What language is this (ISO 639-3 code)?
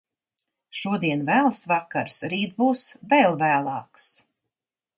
lav